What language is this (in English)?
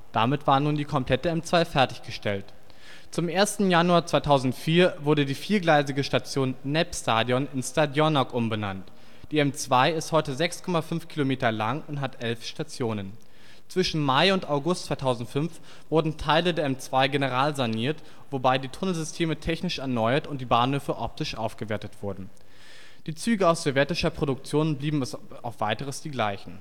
German